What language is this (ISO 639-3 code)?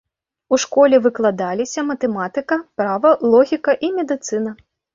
bel